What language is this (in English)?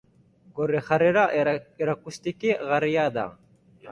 Basque